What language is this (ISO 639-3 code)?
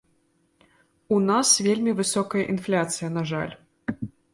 bel